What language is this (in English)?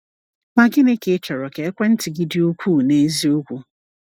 Igbo